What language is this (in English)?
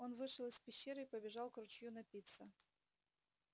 Russian